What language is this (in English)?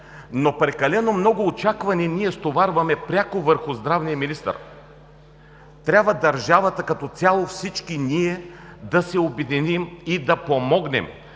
Bulgarian